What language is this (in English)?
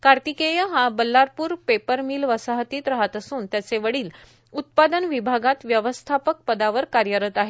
Marathi